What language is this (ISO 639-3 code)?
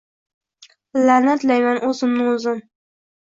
uzb